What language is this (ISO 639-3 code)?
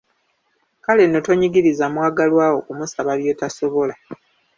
lug